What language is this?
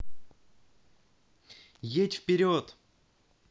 Russian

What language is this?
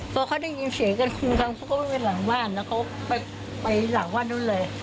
Thai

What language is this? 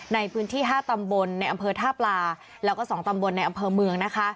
Thai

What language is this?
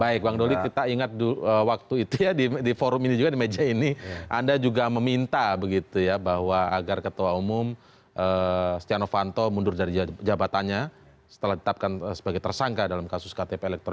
Indonesian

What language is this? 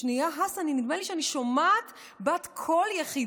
Hebrew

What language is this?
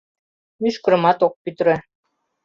Mari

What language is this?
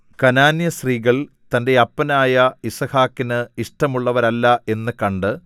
Malayalam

